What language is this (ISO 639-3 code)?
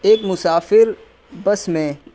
urd